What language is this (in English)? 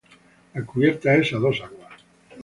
Spanish